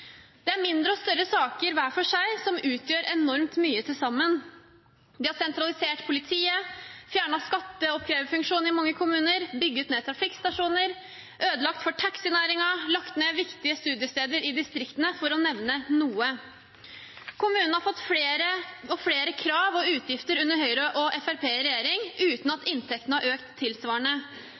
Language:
Norwegian Bokmål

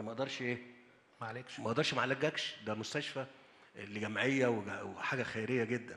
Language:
Arabic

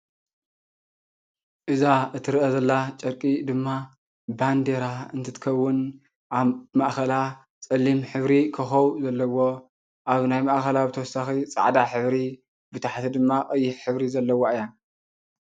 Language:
Tigrinya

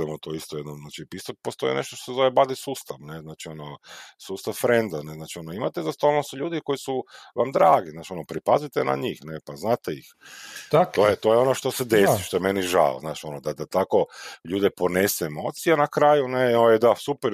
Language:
Croatian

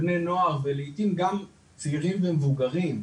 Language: Hebrew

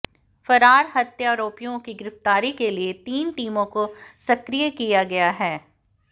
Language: Hindi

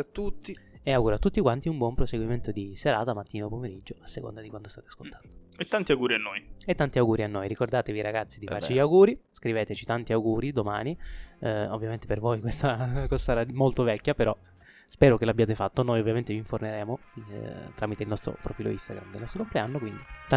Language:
Italian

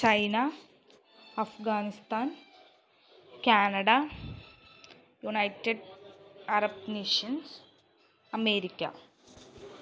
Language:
Malayalam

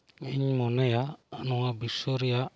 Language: Santali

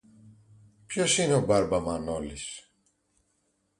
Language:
Greek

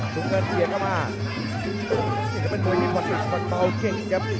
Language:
Thai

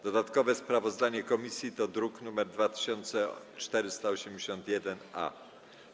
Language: Polish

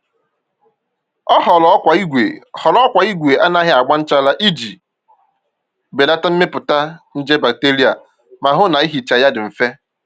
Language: Igbo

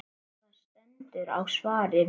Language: Icelandic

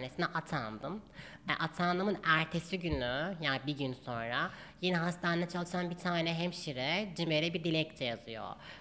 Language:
Turkish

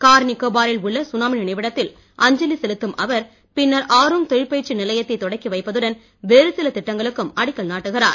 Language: Tamil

